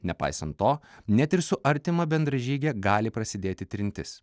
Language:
Lithuanian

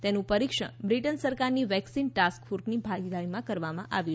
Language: Gujarati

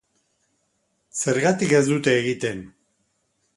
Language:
Basque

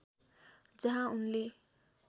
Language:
Nepali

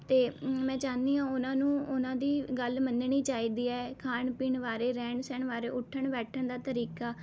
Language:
Punjabi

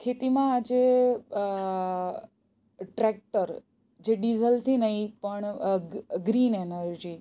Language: Gujarati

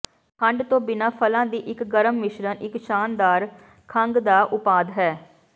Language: Punjabi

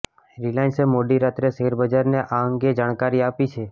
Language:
Gujarati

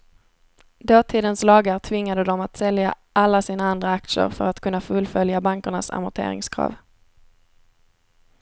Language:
Swedish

